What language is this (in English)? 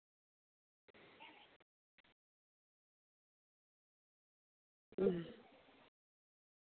Santali